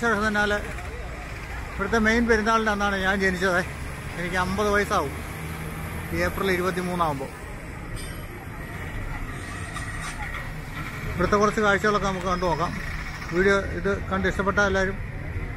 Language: Indonesian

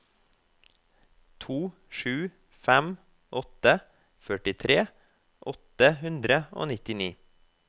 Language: Norwegian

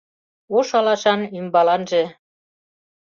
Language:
Mari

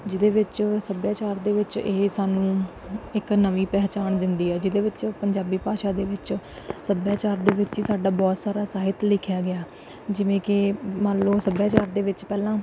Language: Punjabi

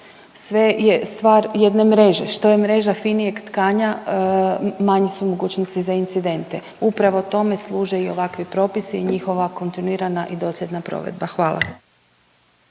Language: Croatian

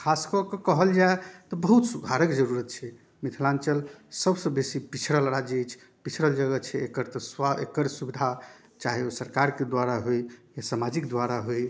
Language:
Maithili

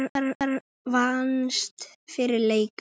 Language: Icelandic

